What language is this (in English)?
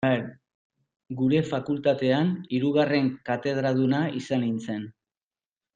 Basque